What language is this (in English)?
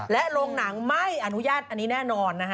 Thai